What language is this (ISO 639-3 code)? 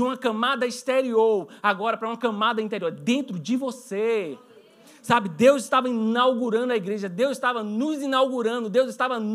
por